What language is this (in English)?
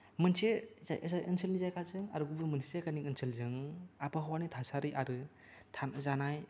Bodo